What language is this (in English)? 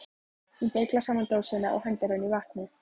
Icelandic